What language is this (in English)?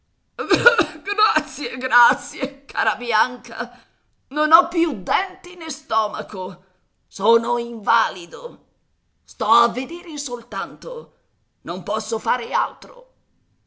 Italian